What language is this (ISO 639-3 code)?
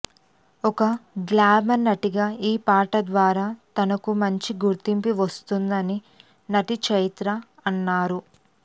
tel